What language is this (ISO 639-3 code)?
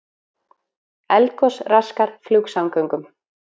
isl